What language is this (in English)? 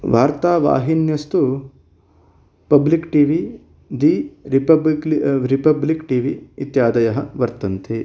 Sanskrit